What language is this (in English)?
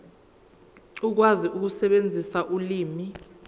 Zulu